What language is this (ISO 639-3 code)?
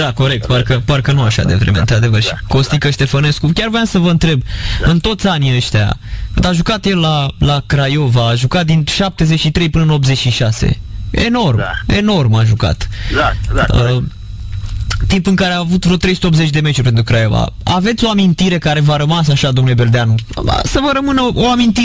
ron